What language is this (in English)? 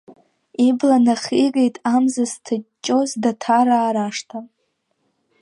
Abkhazian